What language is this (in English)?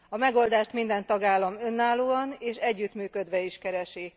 Hungarian